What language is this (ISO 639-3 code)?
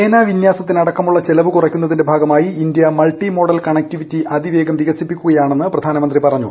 mal